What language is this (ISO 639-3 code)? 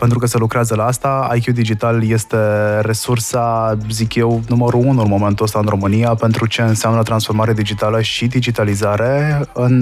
ron